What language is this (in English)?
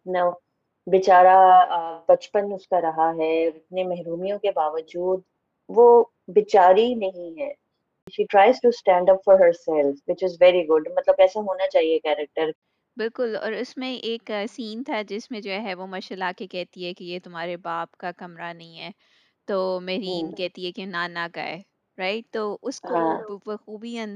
Urdu